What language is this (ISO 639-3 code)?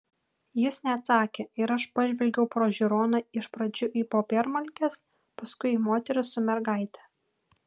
lit